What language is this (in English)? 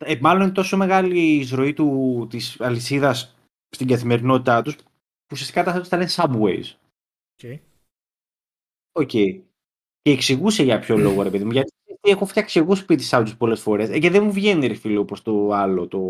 Greek